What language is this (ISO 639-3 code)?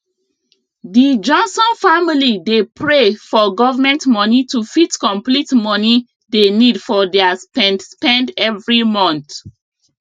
pcm